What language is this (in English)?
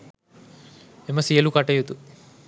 Sinhala